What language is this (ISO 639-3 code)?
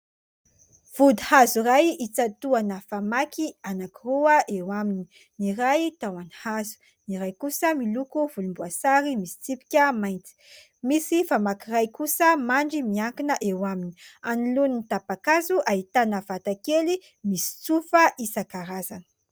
mlg